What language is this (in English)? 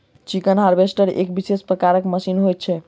Maithili